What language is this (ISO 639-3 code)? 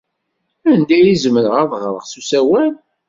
kab